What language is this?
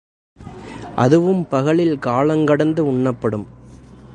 Tamil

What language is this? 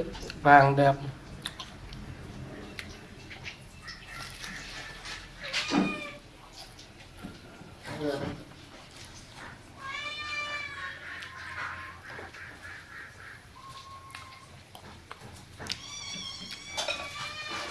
Vietnamese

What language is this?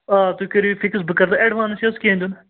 Kashmiri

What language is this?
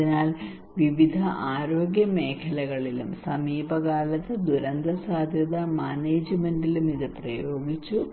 Malayalam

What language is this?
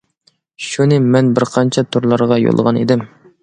Uyghur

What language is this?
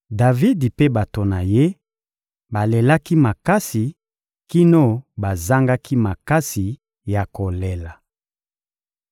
Lingala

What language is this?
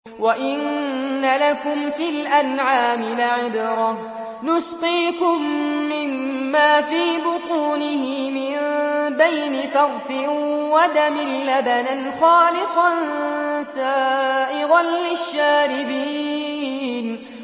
Arabic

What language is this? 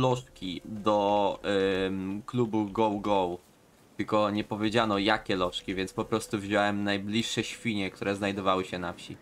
Polish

